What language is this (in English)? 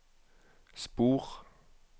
Norwegian